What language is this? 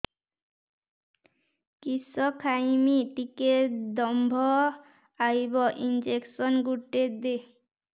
Odia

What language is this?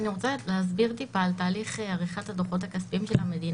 Hebrew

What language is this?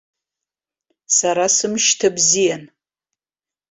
Abkhazian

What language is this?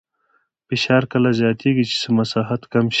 Pashto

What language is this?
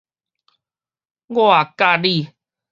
Min Nan Chinese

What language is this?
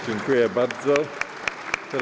Polish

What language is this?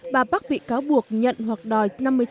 Vietnamese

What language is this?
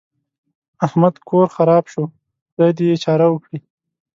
Pashto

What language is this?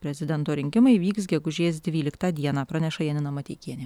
Lithuanian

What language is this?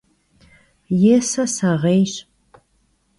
Kabardian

